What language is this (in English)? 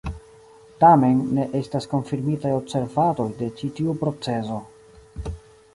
Esperanto